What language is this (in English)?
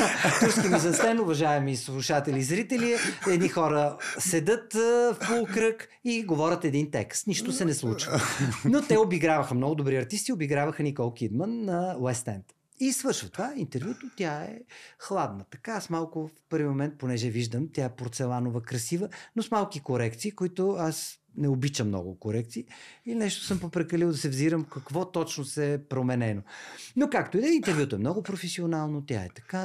Bulgarian